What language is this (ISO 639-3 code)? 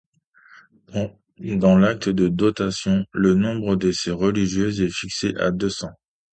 fra